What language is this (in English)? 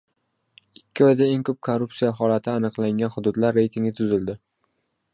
Uzbek